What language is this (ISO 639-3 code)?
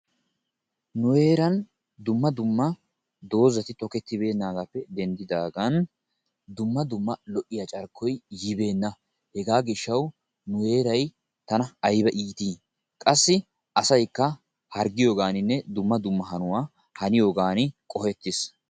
wal